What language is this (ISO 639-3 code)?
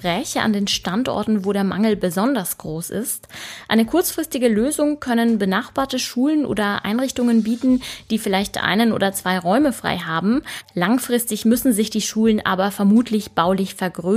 deu